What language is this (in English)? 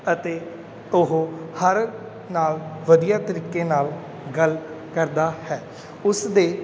Punjabi